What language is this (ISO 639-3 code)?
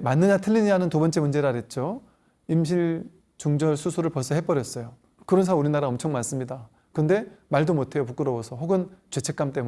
kor